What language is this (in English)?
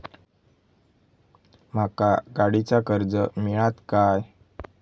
Marathi